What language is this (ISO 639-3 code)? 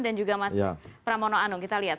ind